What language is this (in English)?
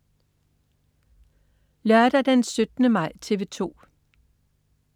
Danish